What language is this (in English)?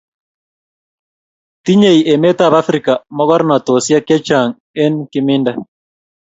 Kalenjin